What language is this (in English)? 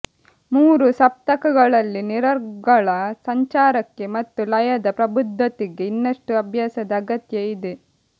Kannada